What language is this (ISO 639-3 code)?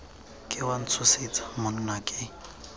tsn